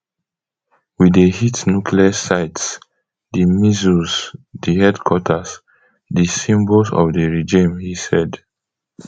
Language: Nigerian Pidgin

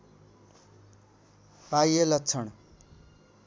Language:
Nepali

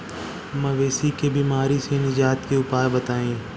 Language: Bhojpuri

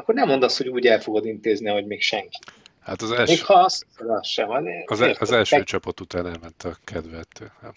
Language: Hungarian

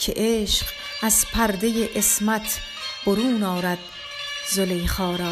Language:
Persian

